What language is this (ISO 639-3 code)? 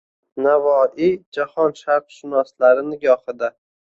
uzb